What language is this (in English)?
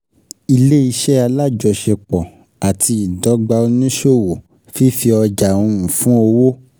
Yoruba